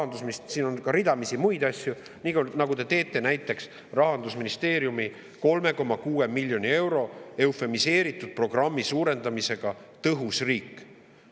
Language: Estonian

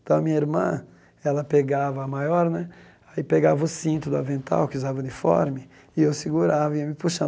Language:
Portuguese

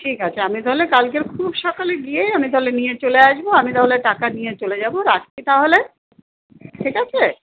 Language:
Bangla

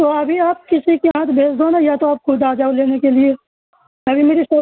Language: Urdu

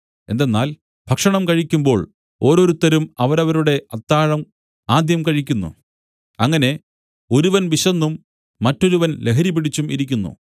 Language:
Malayalam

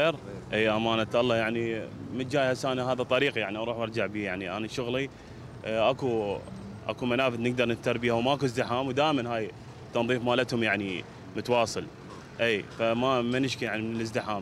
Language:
Arabic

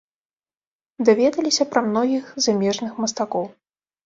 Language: Belarusian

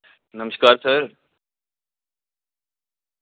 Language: Dogri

